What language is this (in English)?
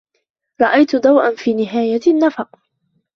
Arabic